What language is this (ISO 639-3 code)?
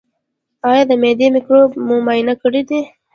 pus